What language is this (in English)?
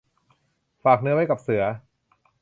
Thai